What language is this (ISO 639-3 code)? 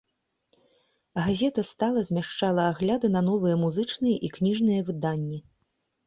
bel